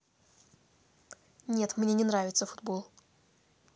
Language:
Russian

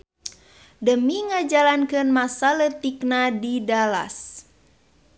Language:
Sundanese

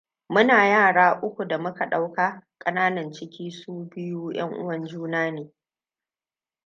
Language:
Hausa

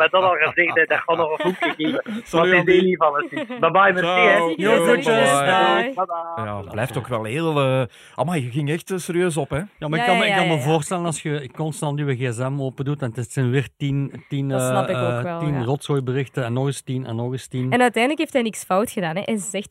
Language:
Dutch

